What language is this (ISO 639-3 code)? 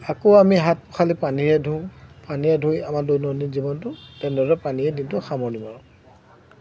asm